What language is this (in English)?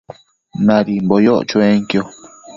Matsés